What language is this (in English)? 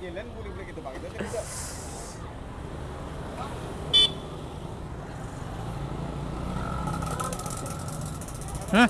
Indonesian